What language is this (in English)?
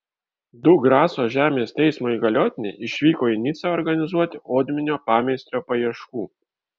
Lithuanian